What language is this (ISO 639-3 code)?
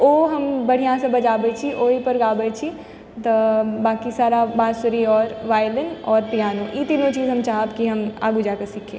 mai